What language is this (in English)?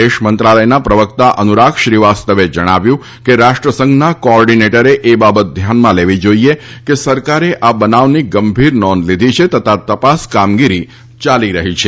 Gujarati